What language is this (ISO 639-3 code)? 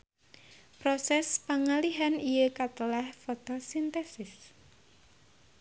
sun